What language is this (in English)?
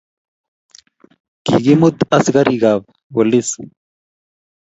Kalenjin